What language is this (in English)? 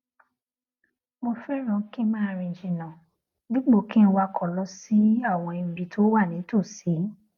Yoruba